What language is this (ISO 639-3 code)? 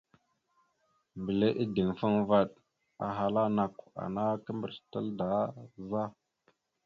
mxu